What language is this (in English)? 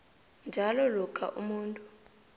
South Ndebele